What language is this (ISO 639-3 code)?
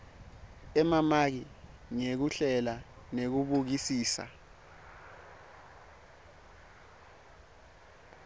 ssw